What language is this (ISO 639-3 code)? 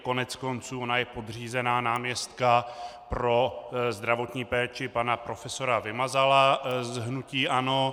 ces